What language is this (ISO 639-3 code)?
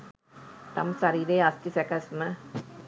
sin